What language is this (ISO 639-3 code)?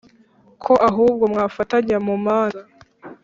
kin